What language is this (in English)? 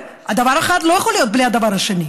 Hebrew